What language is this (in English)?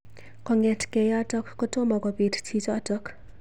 Kalenjin